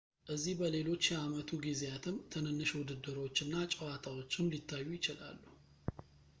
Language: Amharic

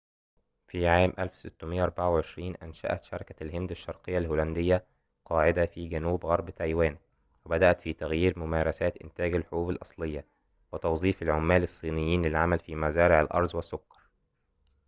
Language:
Arabic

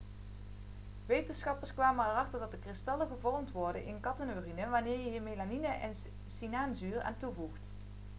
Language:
Dutch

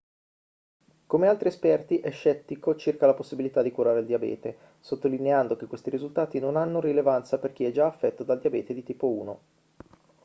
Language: Italian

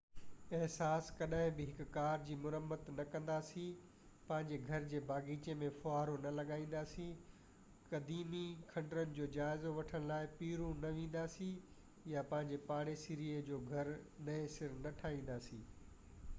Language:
Sindhi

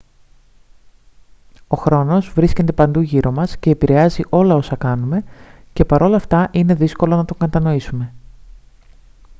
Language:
Greek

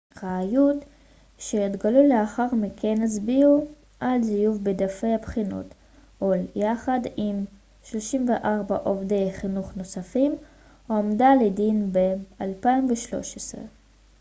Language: Hebrew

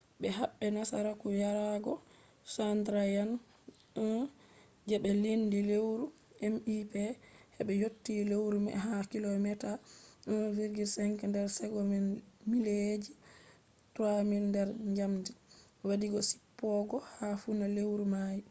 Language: Fula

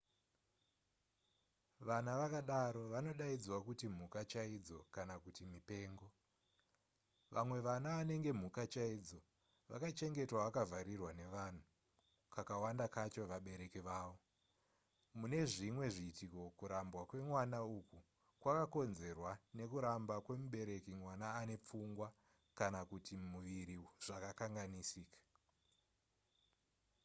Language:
Shona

